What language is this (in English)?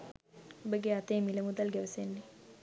Sinhala